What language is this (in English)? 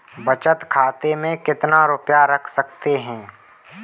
Hindi